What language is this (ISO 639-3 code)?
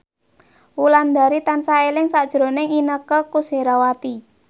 jav